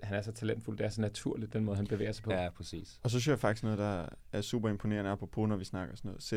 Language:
Danish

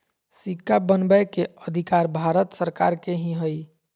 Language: Magahi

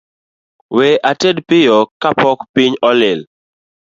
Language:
Luo (Kenya and Tanzania)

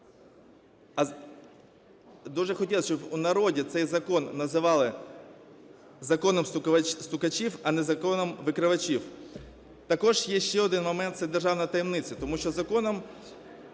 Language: Ukrainian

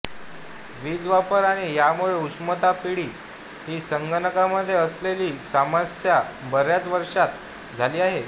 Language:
Marathi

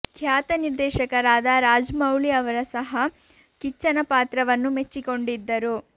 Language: Kannada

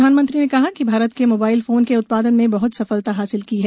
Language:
Hindi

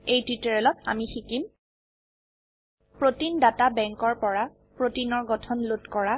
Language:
Assamese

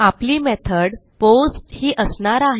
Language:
Marathi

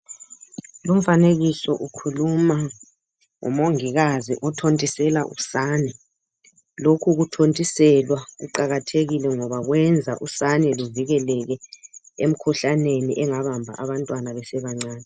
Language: North Ndebele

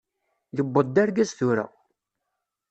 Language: Kabyle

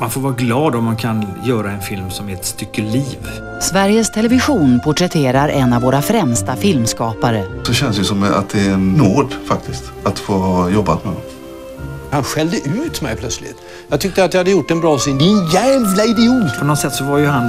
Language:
Swedish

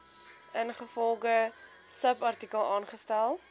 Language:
Afrikaans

